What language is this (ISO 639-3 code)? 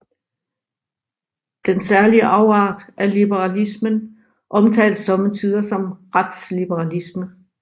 dan